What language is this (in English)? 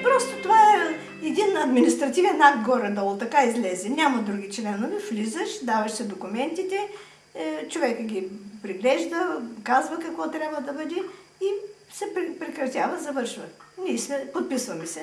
Russian